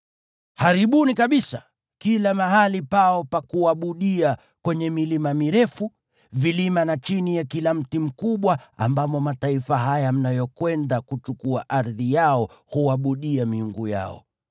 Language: Swahili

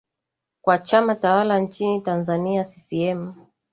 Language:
Swahili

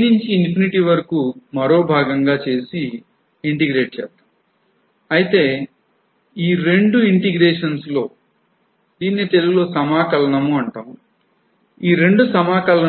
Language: Telugu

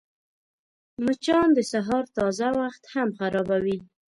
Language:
Pashto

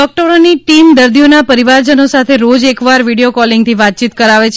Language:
Gujarati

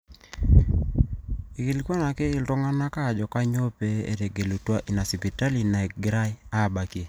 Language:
Masai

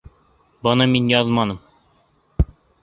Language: Bashkir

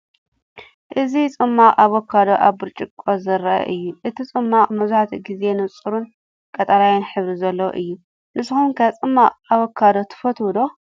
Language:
Tigrinya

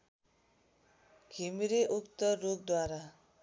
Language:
Nepali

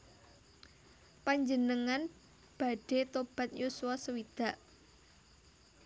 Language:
Javanese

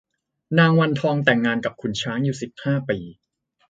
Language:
Thai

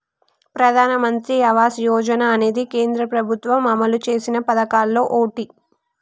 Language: Telugu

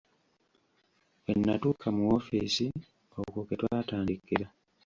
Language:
Ganda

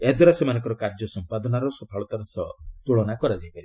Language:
Odia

